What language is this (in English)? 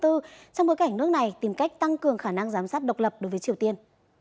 Vietnamese